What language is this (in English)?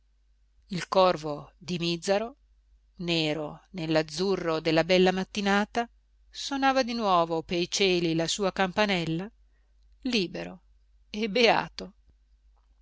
Italian